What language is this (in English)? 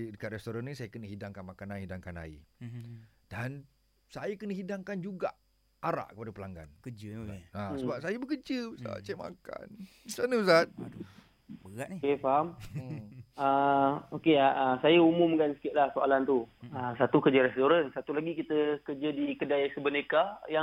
Malay